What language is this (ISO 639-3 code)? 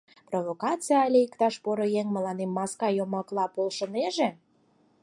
chm